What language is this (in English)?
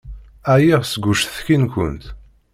Kabyle